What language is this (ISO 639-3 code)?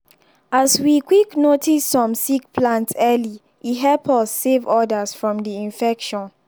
pcm